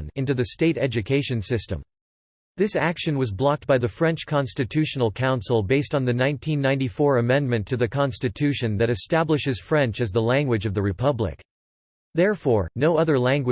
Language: English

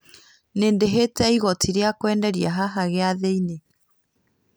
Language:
Kikuyu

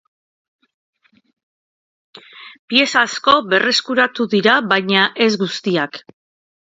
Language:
Basque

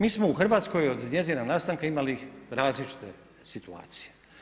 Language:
Croatian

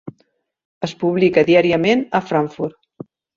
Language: Catalan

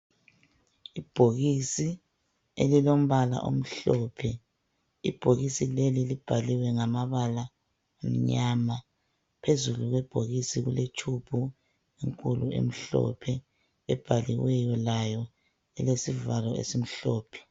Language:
North Ndebele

